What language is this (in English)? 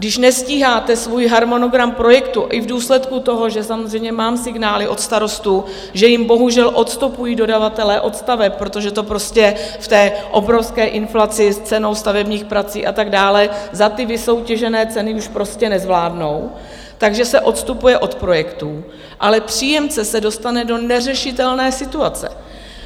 Czech